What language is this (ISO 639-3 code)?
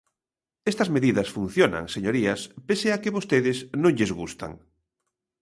glg